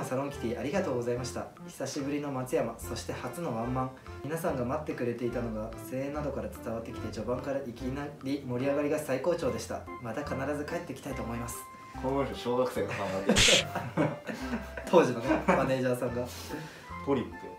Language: Japanese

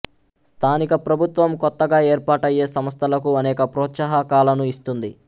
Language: Telugu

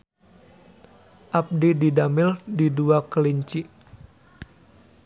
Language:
Sundanese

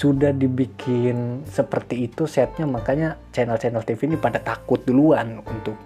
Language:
Indonesian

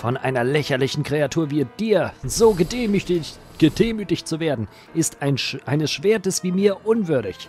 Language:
German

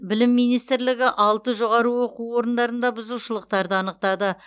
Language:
Kazakh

